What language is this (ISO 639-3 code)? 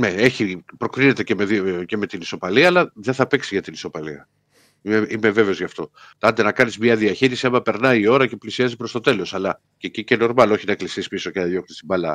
ell